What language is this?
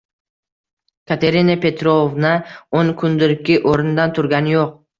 Uzbek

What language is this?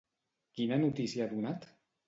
Catalan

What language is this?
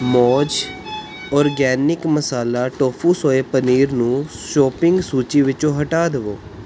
Punjabi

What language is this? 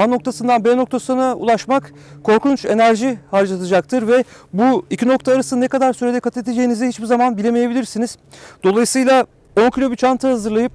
Turkish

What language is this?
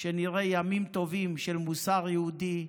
Hebrew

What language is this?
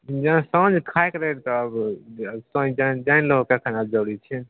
Maithili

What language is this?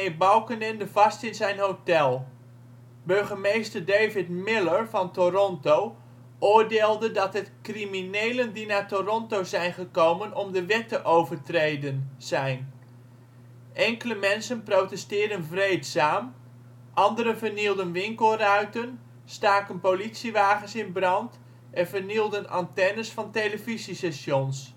Dutch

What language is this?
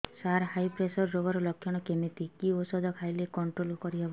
Odia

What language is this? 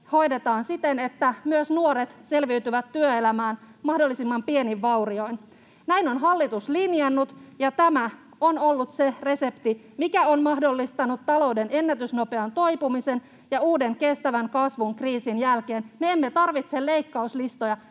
Finnish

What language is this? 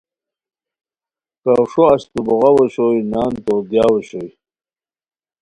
Khowar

